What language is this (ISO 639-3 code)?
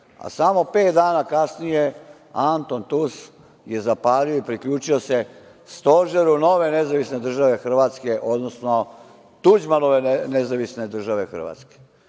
srp